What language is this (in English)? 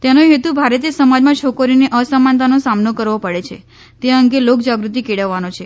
Gujarati